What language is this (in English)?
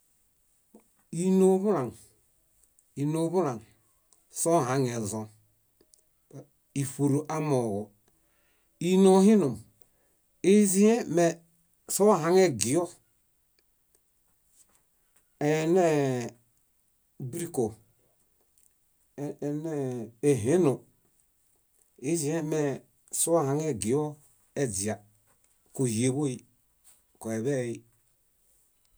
Bayot